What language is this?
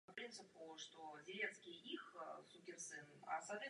Czech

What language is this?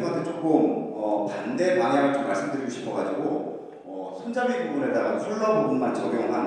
Korean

